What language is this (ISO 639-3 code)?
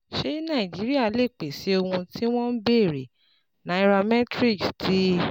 yor